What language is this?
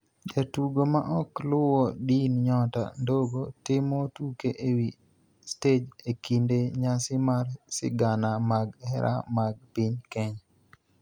Luo (Kenya and Tanzania)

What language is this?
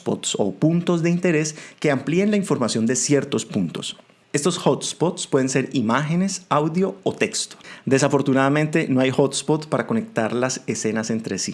Spanish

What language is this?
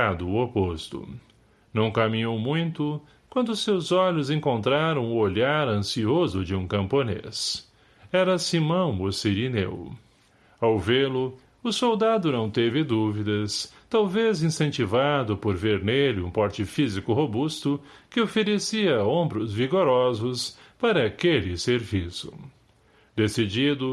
Portuguese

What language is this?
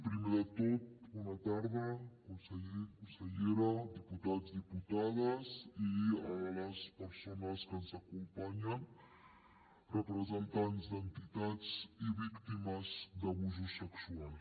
Catalan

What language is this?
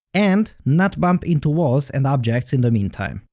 English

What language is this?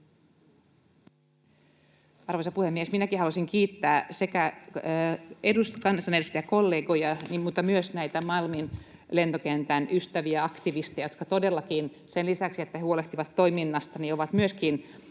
Finnish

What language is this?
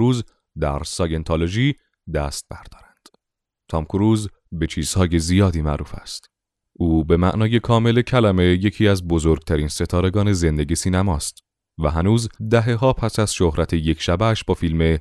Persian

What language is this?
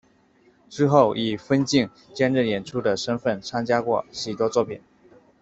Chinese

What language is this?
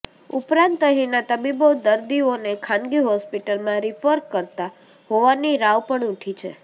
Gujarati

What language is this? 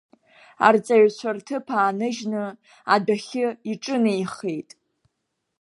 Abkhazian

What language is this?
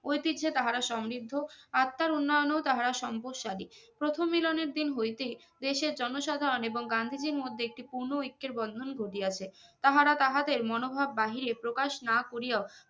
Bangla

